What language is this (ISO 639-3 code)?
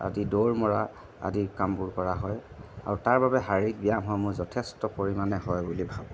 asm